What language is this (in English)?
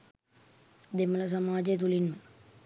Sinhala